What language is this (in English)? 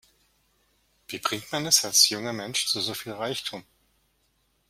German